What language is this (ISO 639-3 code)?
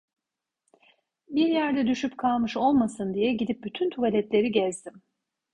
tur